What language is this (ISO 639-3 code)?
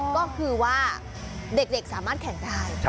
tha